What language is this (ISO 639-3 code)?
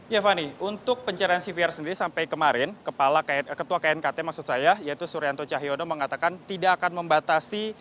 ind